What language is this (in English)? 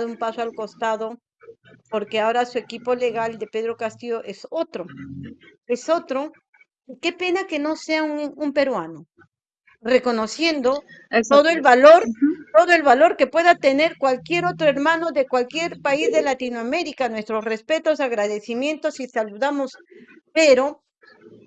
Spanish